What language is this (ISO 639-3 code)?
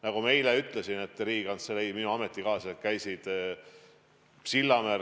est